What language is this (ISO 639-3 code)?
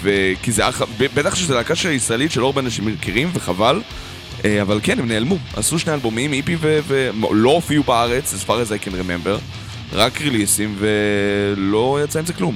heb